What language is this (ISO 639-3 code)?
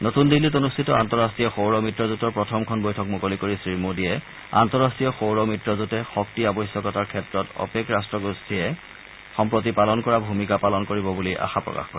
asm